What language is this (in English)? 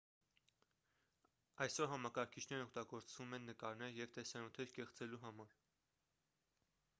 Armenian